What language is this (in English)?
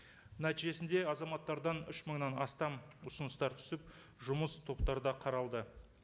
Kazakh